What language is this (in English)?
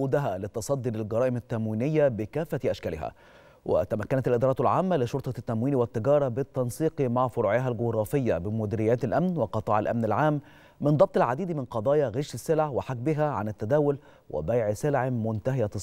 Arabic